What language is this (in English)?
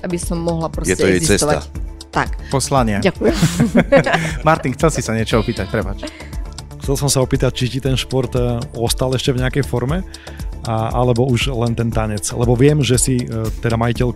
Slovak